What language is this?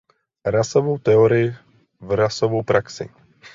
Czech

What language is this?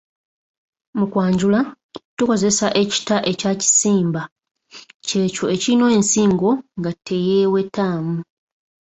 Ganda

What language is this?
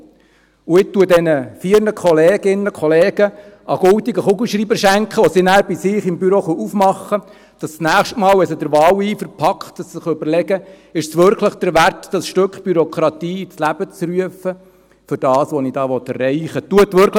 Swiss German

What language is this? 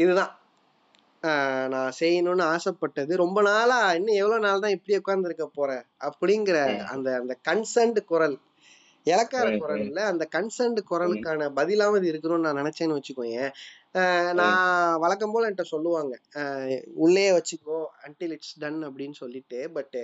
Tamil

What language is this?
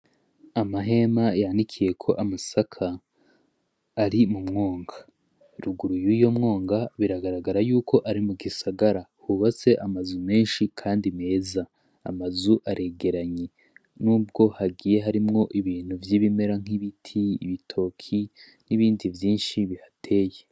Rundi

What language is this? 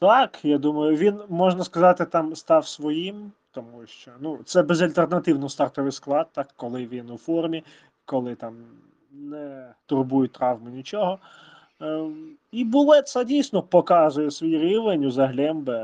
Ukrainian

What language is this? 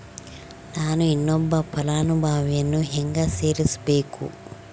Kannada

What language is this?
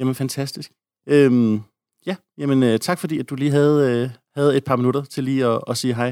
Danish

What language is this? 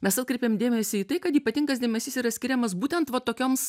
Lithuanian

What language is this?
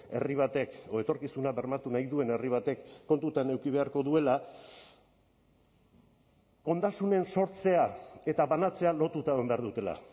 Basque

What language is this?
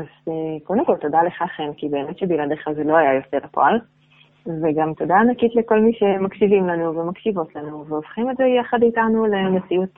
Hebrew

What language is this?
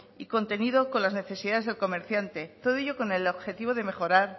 Spanish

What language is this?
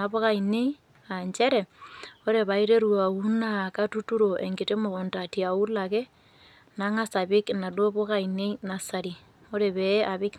Masai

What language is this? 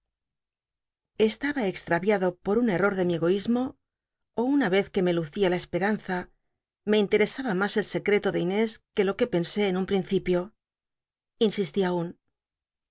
Spanish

